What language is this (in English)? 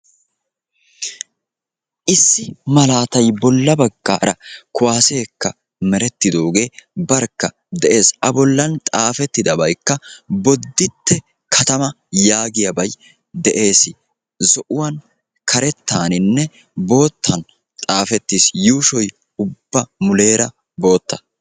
Wolaytta